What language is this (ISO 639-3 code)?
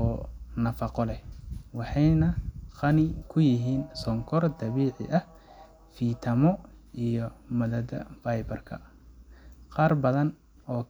som